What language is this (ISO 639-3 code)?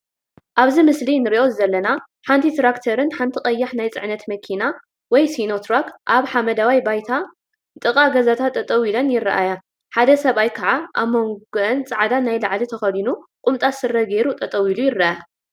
tir